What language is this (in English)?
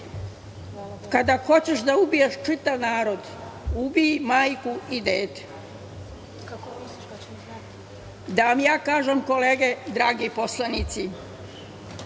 Serbian